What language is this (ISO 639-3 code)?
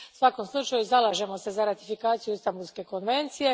hrv